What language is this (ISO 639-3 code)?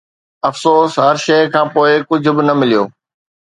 snd